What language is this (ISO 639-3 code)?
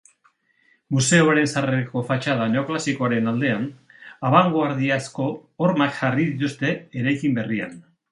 eus